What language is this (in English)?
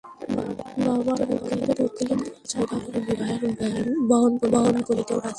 Bangla